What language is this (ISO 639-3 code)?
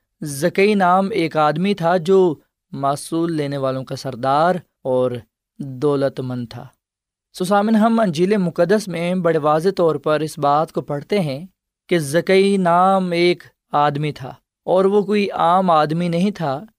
urd